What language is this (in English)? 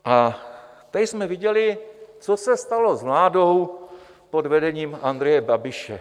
Czech